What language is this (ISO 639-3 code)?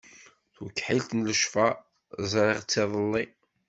kab